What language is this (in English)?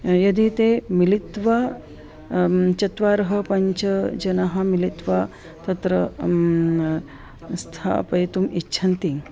Sanskrit